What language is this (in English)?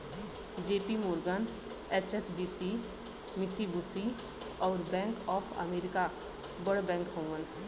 Bhojpuri